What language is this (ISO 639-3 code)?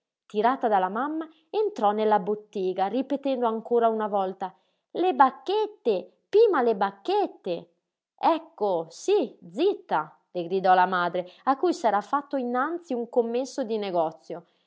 ita